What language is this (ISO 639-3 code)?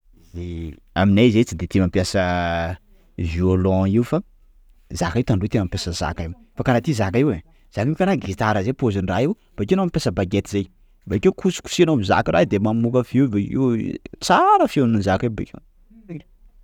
skg